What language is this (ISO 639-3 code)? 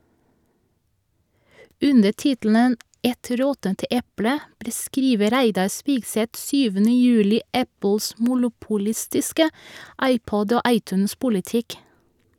nor